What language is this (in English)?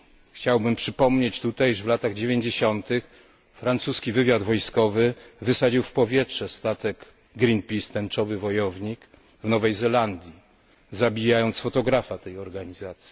Polish